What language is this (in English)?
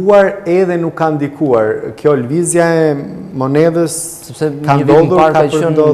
Romanian